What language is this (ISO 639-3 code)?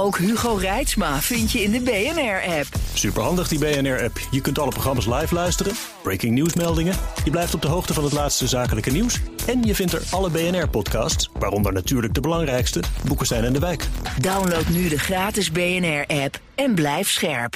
nld